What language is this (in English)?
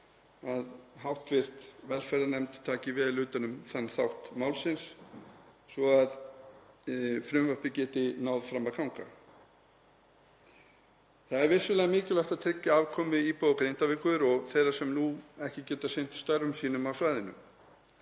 Icelandic